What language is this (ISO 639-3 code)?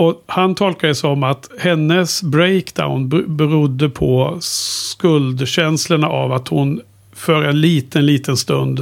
swe